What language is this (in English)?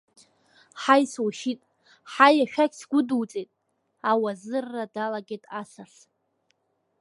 Abkhazian